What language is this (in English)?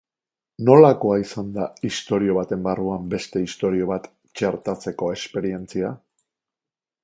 Basque